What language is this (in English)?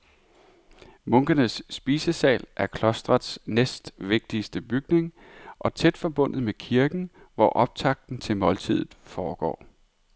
Danish